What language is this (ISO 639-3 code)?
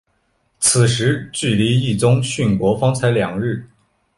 zho